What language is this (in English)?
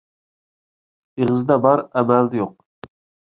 Uyghur